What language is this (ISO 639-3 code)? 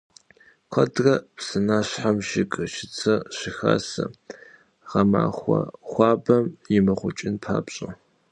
kbd